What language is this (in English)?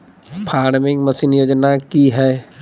Magahi